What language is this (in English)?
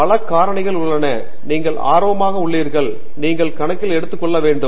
Tamil